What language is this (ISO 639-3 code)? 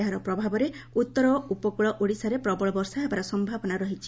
ori